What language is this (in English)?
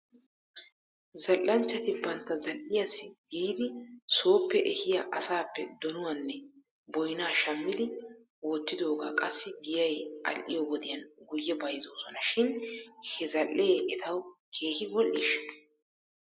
Wolaytta